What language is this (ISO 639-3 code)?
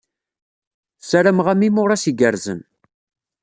kab